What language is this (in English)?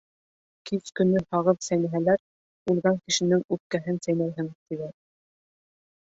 Bashkir